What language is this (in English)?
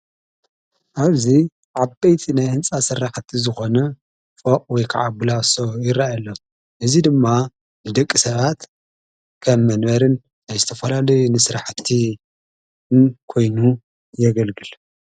Tigrinya